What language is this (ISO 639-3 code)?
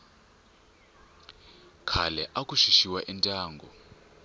tso